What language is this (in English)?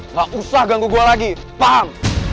Indonesian